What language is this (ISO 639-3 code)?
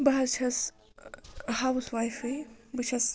kas